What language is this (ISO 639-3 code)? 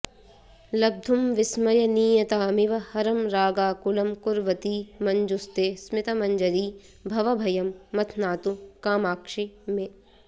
san